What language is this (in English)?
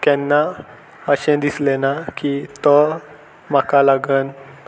Konkani